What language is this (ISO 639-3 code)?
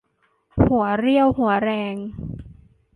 tha